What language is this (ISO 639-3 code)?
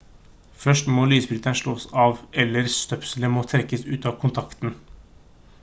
nob